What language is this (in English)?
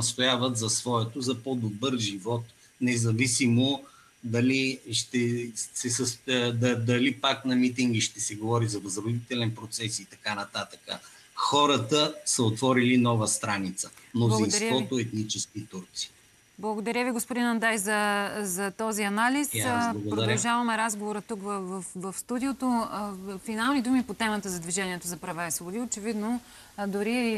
Bulgarian